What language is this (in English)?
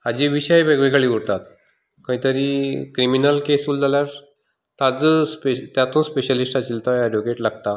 Konkani